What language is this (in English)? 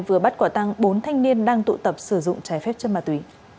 Vietnamese